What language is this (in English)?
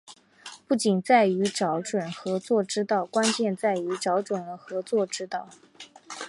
Chinese